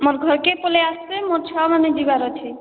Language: Odia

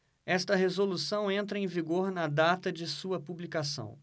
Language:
Portuguese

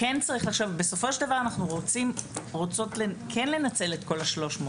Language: Hebrew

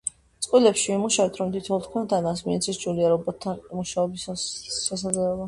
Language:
Georgian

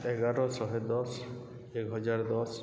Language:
Odia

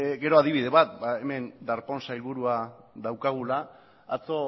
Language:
Basque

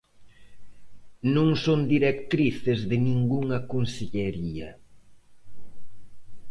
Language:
Galician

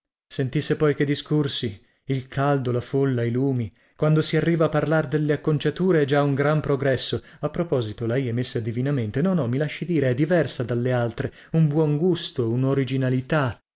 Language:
Italian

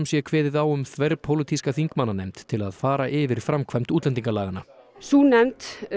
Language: Icelandic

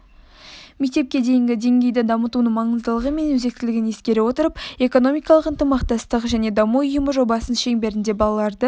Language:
Kazakh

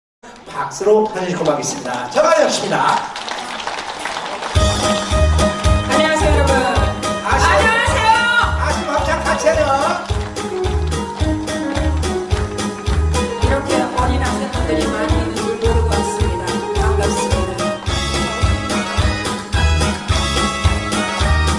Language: Korean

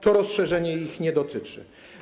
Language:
Polish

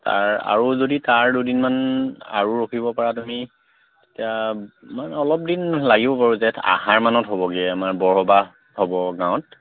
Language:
Assamese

